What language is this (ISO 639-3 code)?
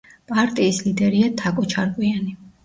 kat